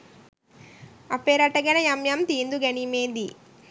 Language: Sinhala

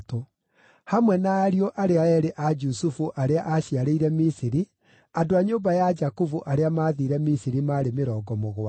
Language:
Kikuyu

